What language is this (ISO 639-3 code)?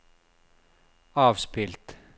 nor